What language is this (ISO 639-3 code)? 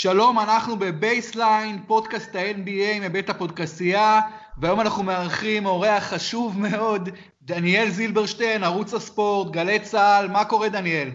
heb